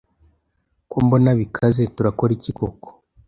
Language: Kinyarwanda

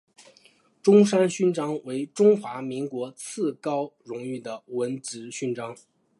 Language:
Chinese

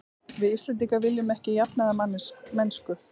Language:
Icelandic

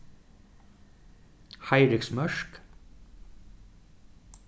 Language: Faroese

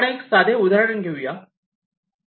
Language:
Marathi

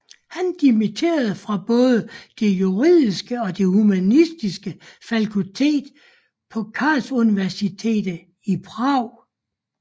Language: Danish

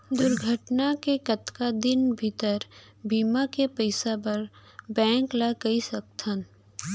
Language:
Chhattisgarhi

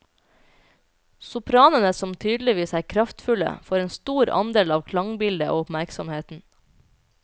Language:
Norwegian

